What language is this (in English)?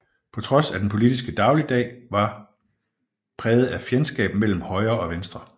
Danish